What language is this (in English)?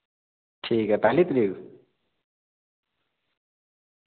Dogri